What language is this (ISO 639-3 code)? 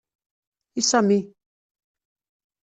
kab